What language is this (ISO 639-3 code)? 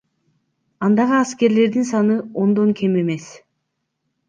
kir